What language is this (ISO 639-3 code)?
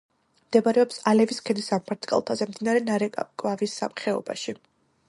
kat